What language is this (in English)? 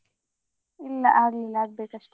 Kannada